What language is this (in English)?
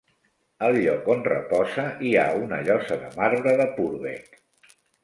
Catalan